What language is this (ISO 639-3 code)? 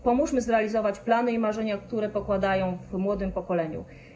pol